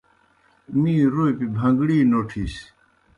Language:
Kohistani Shina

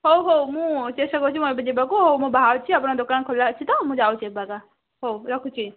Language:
Odia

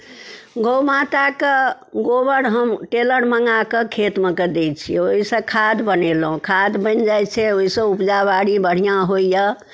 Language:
Maithili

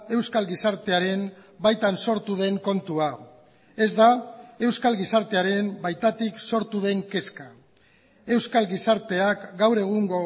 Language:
Basque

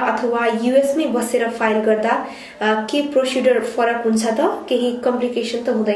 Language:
Romanian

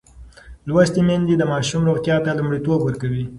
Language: Pashto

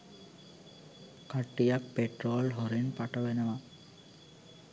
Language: Sinhala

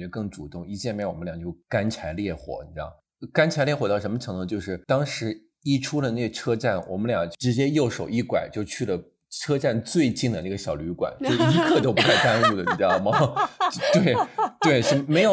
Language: Chinese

